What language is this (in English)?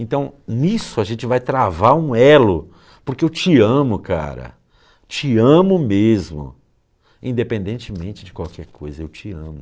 Portuguese